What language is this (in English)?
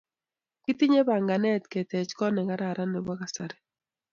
Kalenjin